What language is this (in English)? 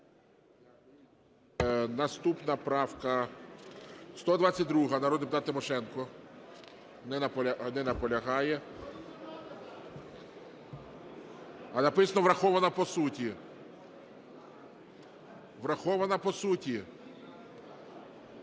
Ukrainian